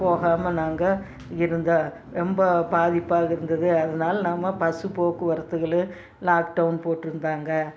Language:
Tamil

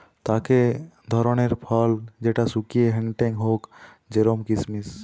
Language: Bangla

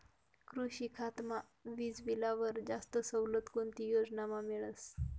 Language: Marathi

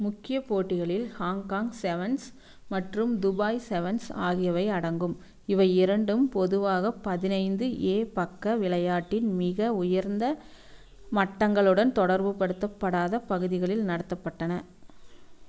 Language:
Tamil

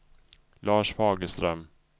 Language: Swedish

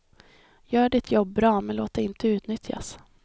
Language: Swedish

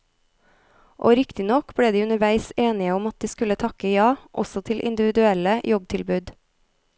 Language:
Norwegian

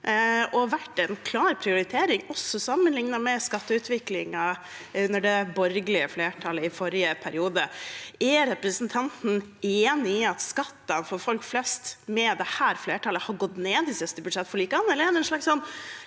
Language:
Norwegian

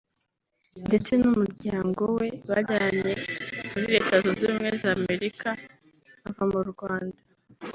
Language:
Kinyarwanda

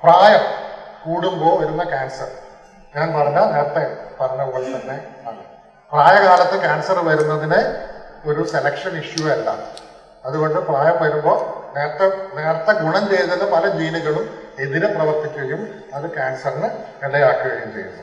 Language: Malayalam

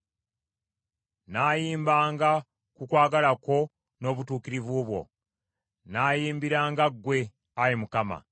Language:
Ganda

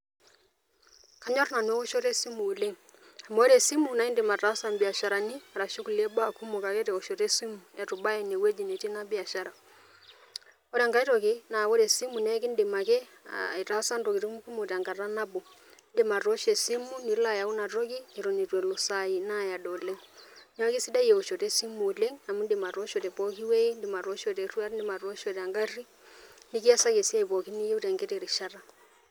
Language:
Masai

